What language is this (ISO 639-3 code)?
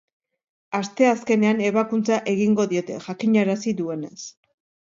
eus